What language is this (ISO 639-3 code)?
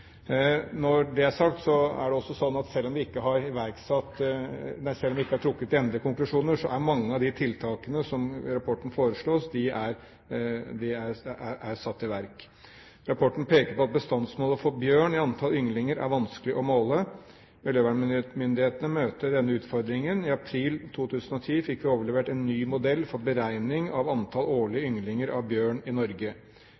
nob